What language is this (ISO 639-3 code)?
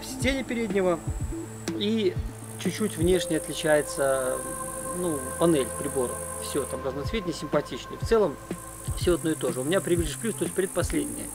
rus